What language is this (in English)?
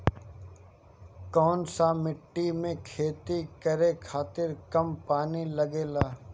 Bhojpuri